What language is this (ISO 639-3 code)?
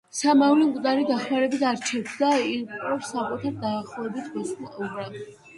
kat